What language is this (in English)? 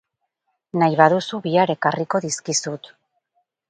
Basque